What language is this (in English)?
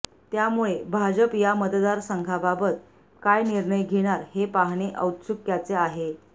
Marathi